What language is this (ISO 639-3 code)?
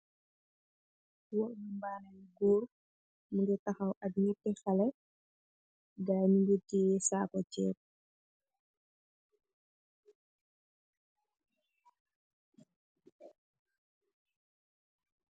wol